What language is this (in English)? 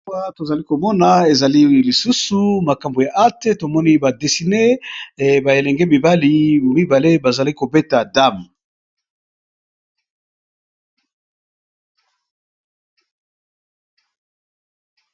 Lingala